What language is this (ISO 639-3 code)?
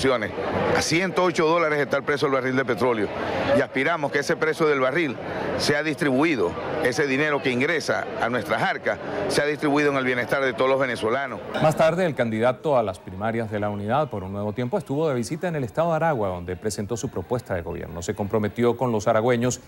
spa